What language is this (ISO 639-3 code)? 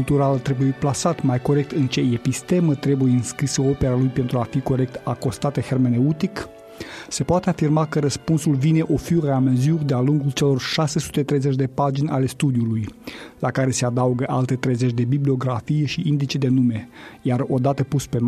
ron